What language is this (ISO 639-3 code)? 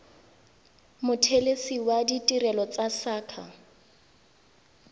tsn